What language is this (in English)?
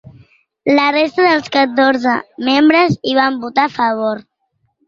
Catalan